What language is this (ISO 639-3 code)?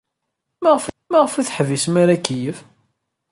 kab